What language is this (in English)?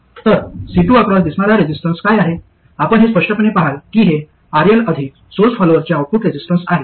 Marathi